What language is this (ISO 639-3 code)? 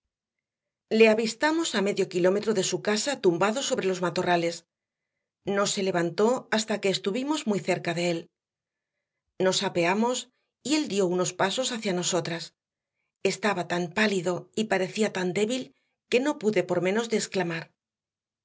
spa